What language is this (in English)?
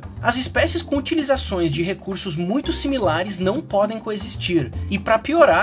Portuguese